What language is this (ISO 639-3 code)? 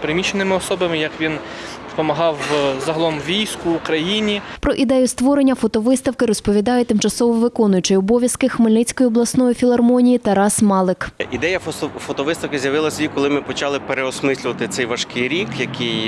ukr